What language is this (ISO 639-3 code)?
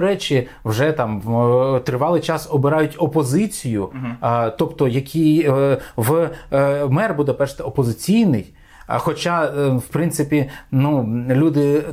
ukr